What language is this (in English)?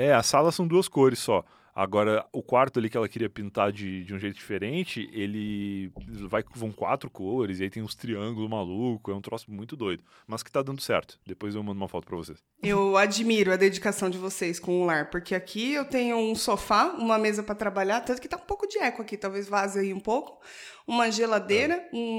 Portuguese